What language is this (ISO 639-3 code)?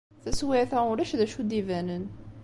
kab